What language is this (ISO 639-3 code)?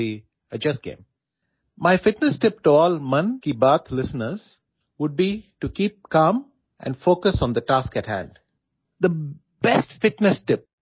asm